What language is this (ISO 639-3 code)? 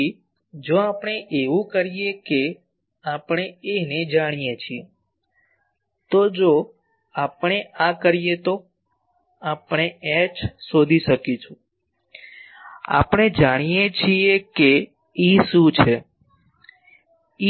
guj